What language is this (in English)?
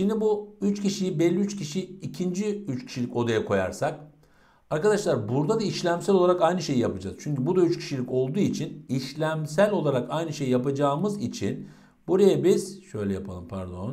Turkish